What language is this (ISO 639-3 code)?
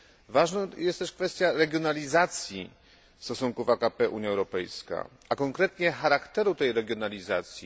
pol